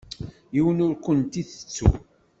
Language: Kabyle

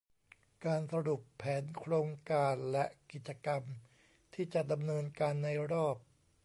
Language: Thai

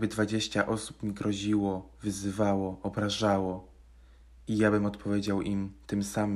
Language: Polish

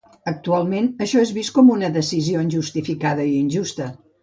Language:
Catalan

